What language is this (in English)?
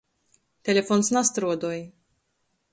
Latgalian